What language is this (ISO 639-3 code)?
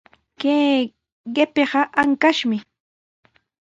qws